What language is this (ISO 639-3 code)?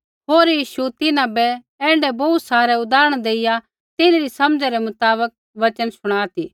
kfx